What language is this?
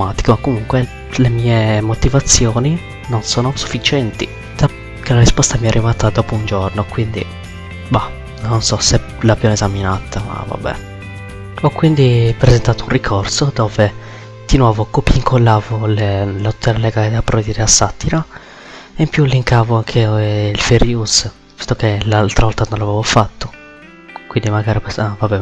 Italian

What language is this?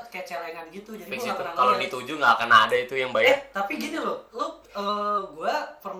Indonesian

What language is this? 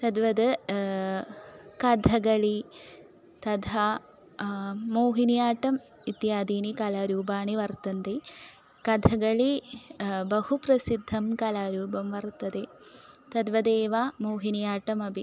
Sanskrit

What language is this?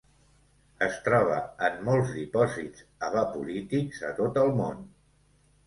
Catalan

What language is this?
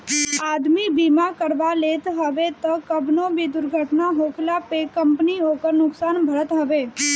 Bhojpuri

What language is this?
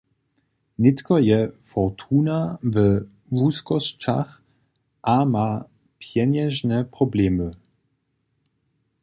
Upper Sorbian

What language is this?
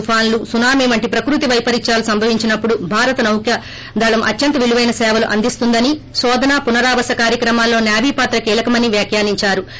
Telugu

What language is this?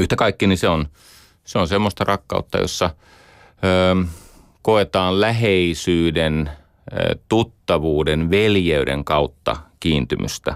Finnish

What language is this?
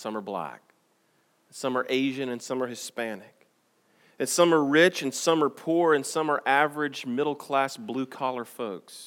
English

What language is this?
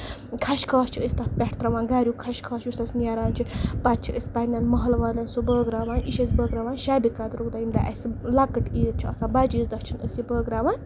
Kashmiri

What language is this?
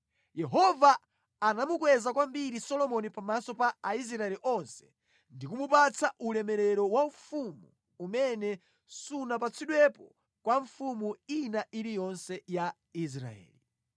Nyanja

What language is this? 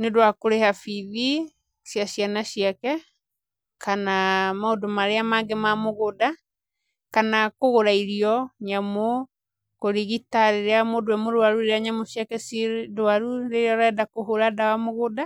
Kikuyu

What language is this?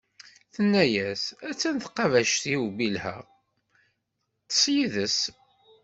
Kabyle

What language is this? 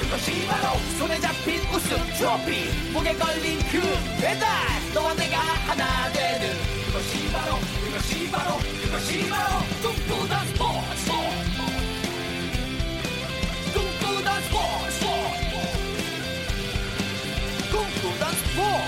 Korean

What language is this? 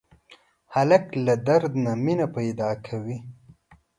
Pashto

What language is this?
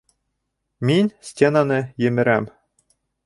Bashkir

